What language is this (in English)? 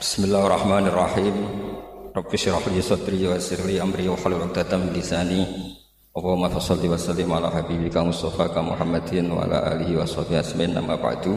Indonesian